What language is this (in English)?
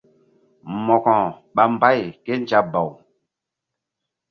Mbum